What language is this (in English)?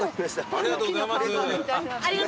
Japanese